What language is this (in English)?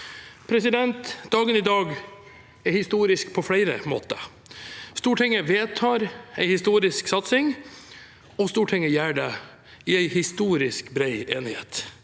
Norwegian